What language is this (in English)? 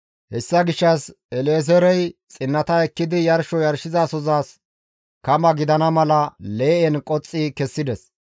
Gamo